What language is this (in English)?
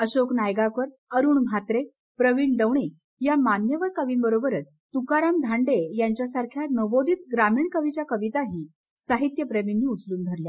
Marathi